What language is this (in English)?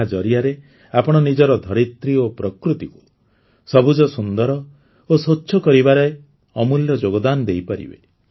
Odia